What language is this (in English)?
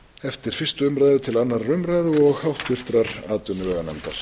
Icelandic